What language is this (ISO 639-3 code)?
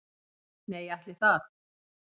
isl